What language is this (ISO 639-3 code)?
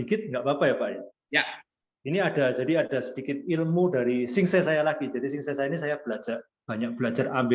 ind